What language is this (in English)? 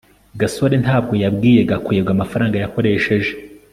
Kinyarwanda